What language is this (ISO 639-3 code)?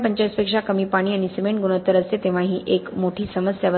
mar